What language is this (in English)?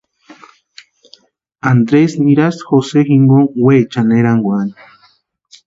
Western Highland Purepecha